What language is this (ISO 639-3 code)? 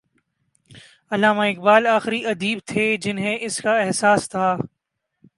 urd